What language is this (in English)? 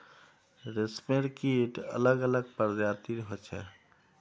Magahi